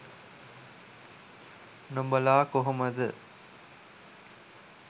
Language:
Sinhala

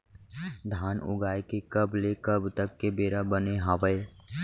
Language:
Chhattisgarhi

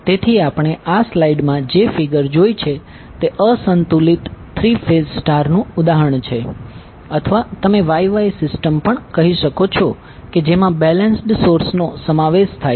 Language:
Gujarati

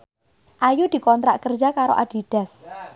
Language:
Javanese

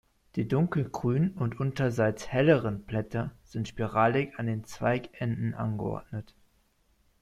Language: German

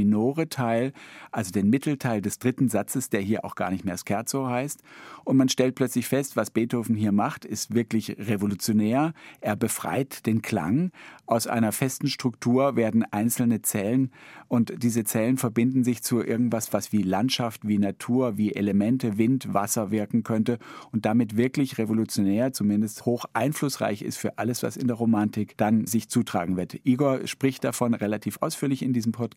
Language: German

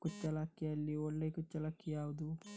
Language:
Kannada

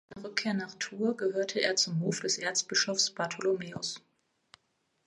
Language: German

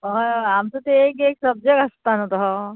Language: Konkani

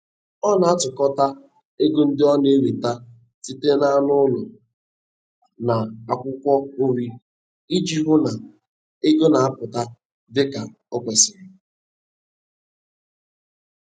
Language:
Igbo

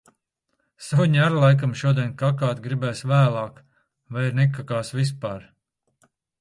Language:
Latvian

